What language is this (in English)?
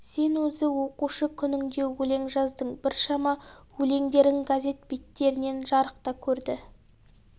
Kazakh